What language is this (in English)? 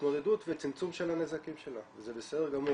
Hebrew